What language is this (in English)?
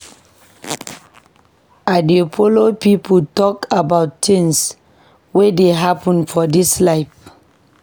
Nigerian Pidgin